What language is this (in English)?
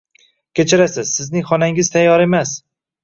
Uzbek